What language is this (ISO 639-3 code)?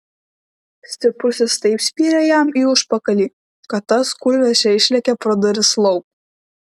lit